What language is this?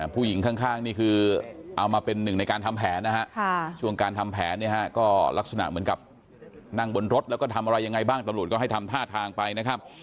Thai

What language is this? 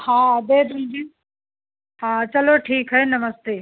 Hindi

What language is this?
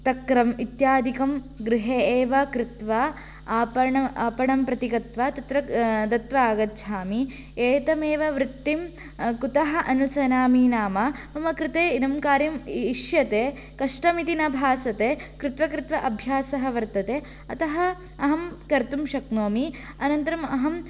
Sanskrit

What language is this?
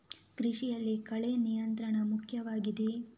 Kannada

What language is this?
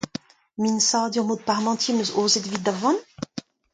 Breton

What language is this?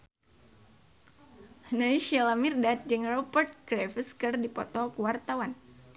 Sundanese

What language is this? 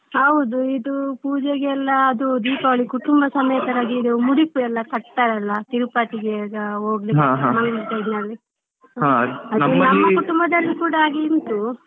Kannada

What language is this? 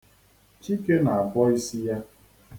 Igbo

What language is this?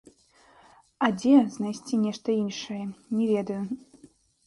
Belarusian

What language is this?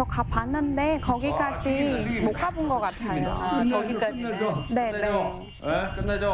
Korean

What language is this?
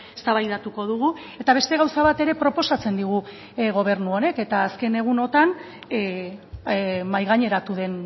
Basque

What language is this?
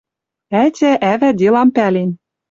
Western Mari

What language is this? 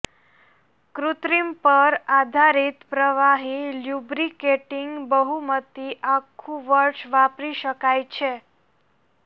Gujarati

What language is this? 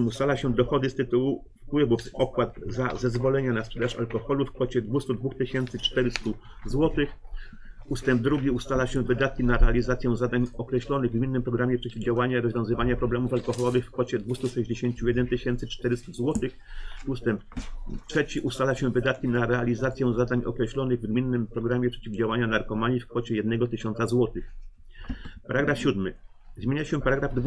Polish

